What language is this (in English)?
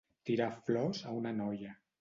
Catalan